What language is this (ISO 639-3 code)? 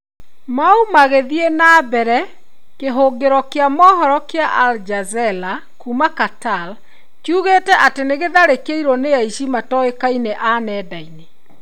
kik